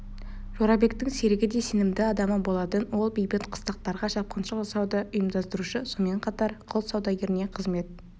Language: Kazakh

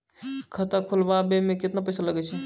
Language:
Maithili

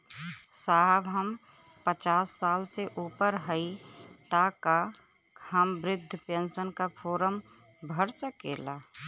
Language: Bhojpuri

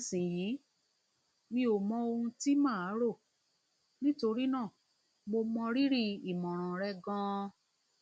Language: Yoruba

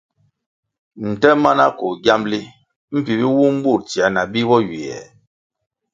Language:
Kwasio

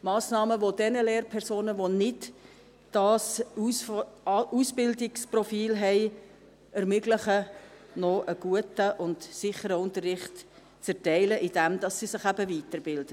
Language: Swiss German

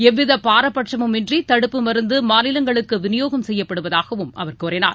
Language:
Tamil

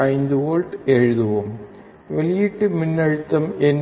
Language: Tamil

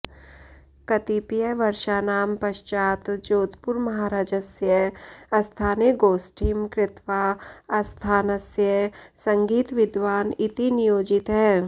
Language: Sanskrit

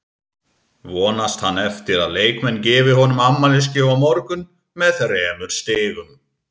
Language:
Icelandic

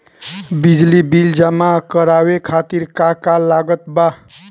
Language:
Bhojpuri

